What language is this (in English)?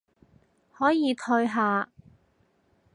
Cantonese